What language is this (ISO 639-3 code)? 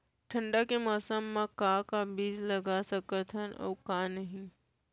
hne